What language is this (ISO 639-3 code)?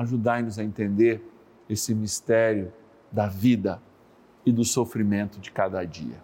por